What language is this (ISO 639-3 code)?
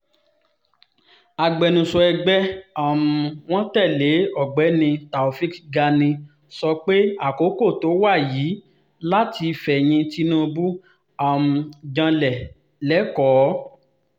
yor